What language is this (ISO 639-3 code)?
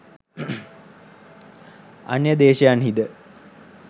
sin